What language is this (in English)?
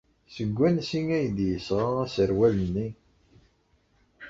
Kabyle